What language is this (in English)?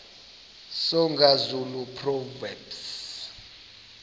Xhosa